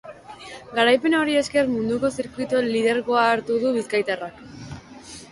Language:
Basque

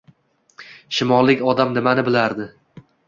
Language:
Uzbek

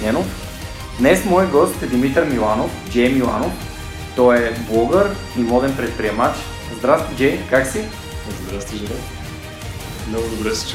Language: Bulgarian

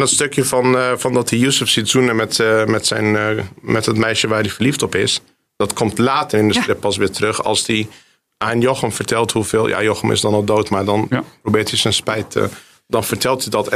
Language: Dutch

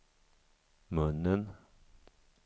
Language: Swedish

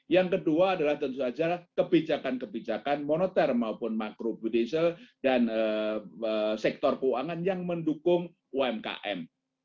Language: Indonesian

